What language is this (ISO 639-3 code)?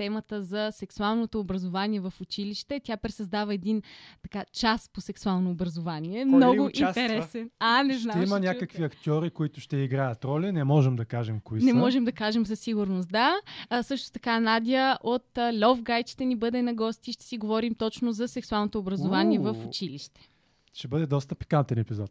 bul